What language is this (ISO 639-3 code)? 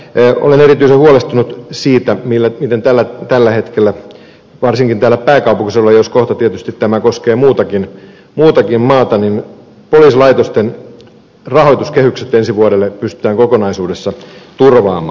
fin